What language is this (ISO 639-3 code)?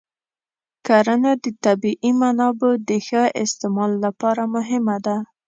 pus